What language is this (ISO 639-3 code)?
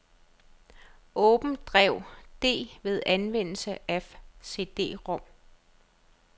dan